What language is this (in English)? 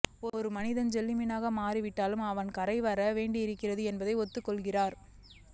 Tamil